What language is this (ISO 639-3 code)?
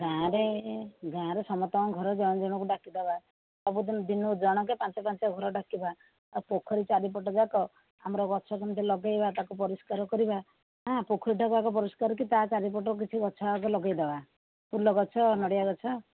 ori